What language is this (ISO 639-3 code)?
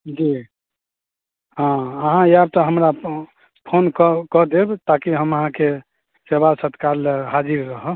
mai